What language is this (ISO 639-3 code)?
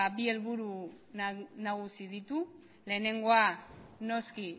eus